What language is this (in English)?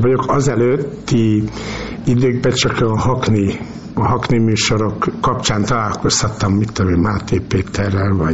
Hungarian